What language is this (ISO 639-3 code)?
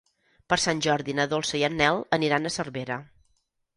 cat